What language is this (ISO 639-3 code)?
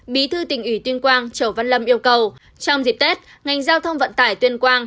vie